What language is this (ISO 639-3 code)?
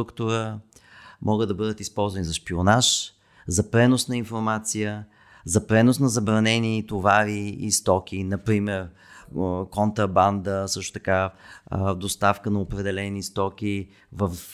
bul